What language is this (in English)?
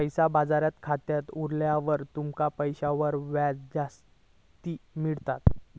Marathi